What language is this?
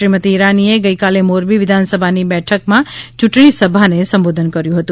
Gujarati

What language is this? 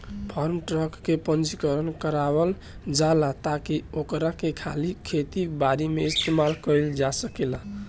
Bhojpuri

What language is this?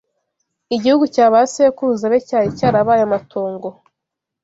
Kinyarwanda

